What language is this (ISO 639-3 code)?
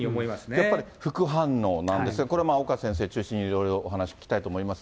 jpn